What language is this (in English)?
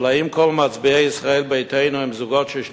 Hebrew